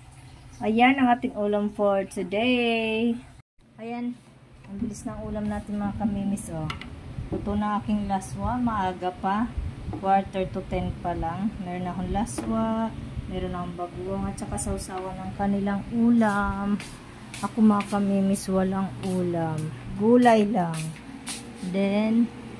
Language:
Filipino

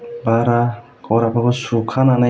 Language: Bodo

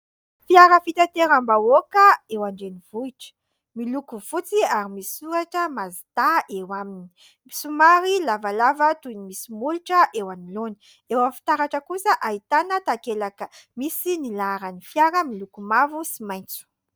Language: Malagasy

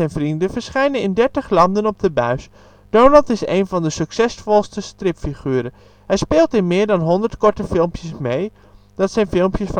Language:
Dutch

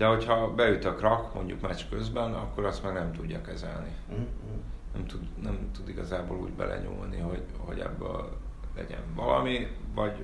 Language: Hungarian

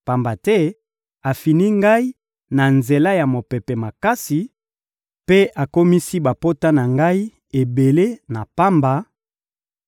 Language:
Lingala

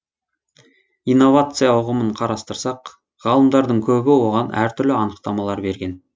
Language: Kazakh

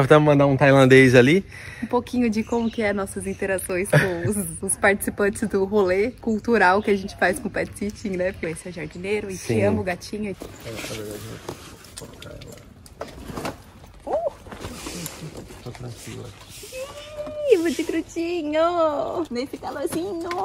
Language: Portuguese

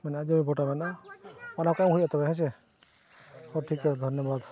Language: Santali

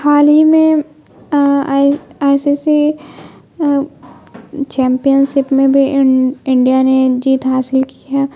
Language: Urdu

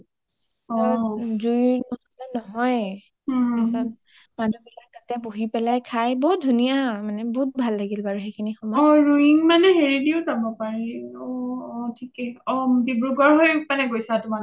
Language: Assamese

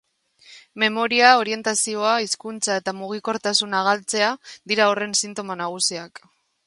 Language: Basque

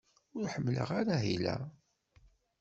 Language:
Kabyle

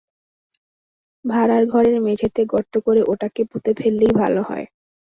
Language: Bangla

